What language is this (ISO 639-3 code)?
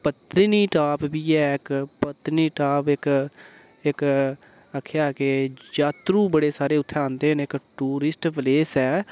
doi